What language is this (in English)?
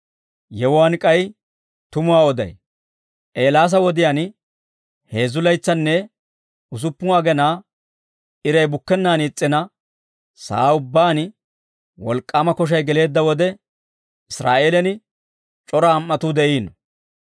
Dawro